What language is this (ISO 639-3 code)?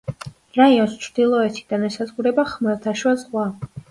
kat